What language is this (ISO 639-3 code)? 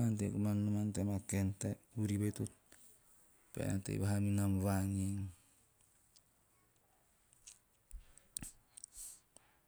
tio